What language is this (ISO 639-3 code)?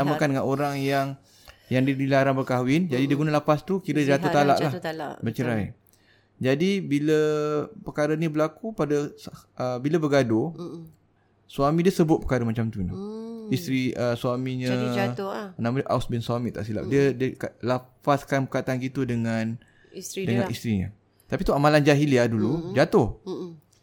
msa